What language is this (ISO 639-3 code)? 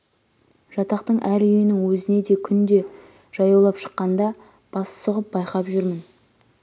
kaz